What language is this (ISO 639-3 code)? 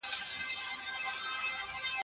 pus